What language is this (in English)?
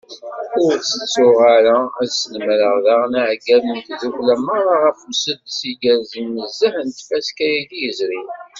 Kabyle